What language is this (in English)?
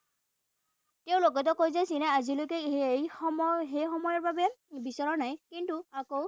Assamese